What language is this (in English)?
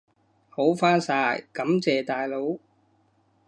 Cantonese